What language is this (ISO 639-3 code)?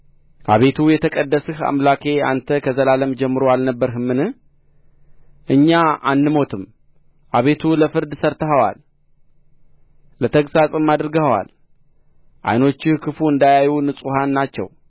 amh